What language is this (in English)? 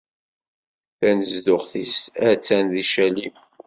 Kabyle